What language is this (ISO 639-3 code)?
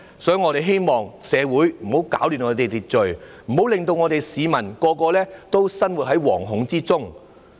yue